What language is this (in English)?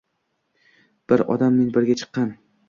Uzbek